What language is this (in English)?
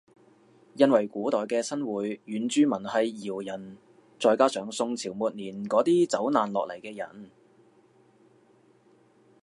Cantonese